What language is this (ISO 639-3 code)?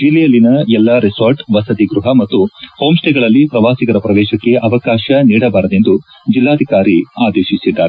kan